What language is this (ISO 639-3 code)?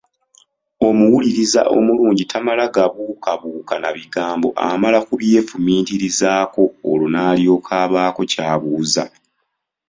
lug